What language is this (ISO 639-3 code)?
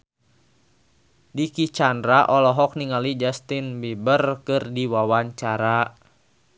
sun